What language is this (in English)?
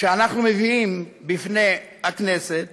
Hebrew